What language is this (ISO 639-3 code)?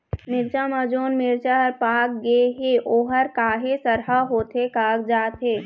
hne